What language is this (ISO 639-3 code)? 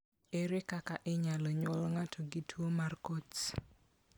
luo